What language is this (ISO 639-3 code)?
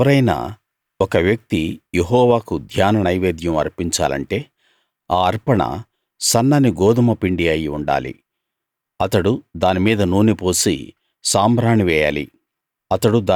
tel